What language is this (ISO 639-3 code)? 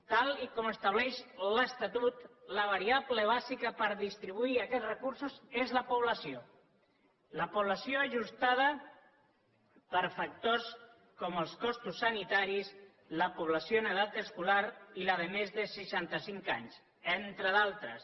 cat